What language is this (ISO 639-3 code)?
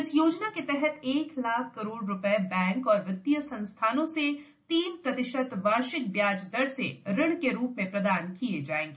hin